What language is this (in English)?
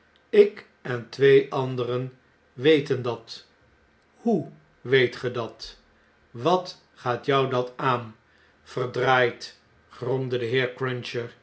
Dutch